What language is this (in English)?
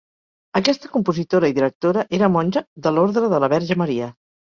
Catalan